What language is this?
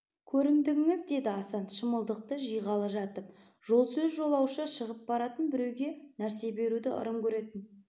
Kazakh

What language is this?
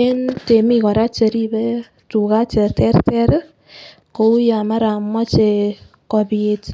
Kalenjin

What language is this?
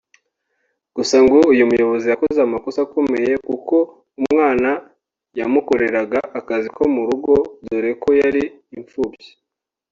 Kinyarwanda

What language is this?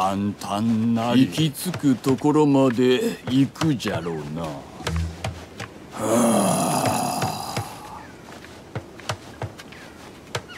Japanese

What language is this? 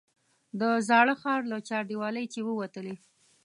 Pashto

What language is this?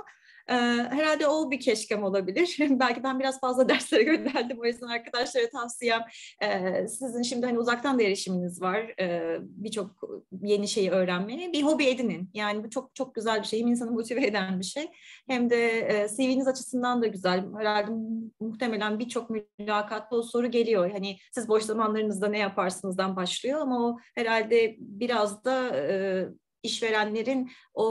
Turkish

